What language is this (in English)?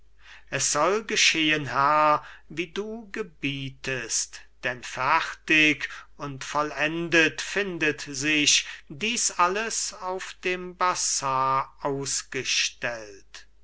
German